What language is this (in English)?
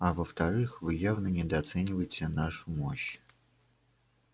Russian